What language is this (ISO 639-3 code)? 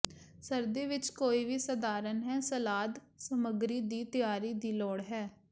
pan